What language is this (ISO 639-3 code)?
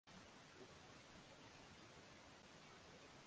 swa